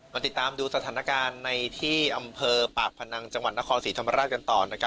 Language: Thai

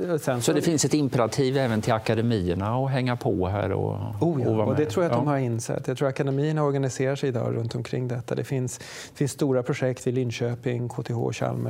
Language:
Swedish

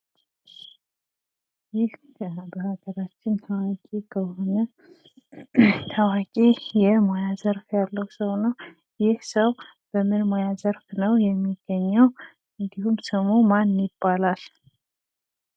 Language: Amharic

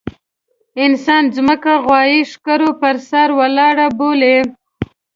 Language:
Pashto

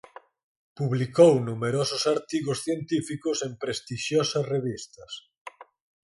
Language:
Galician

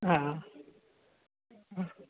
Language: Sindhi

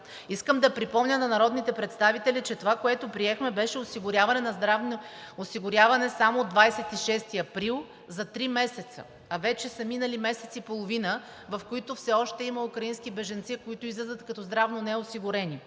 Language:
Bulgarian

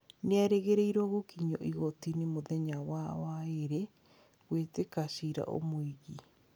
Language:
Kikuyu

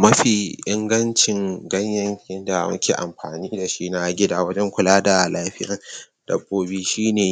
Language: Hausa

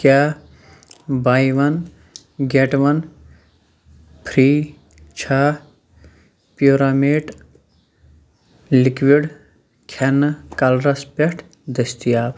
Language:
Kashmiri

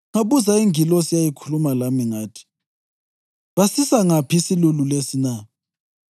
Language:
North Ndebele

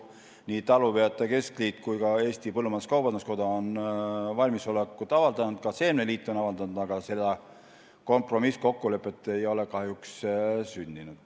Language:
Estonian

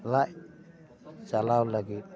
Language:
Santali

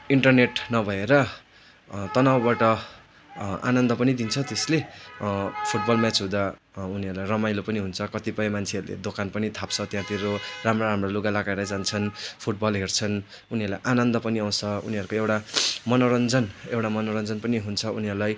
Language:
Nepali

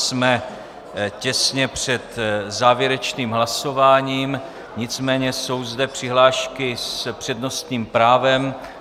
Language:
Czech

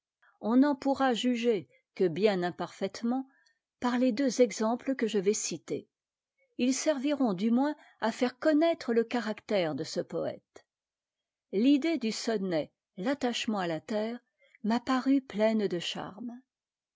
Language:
French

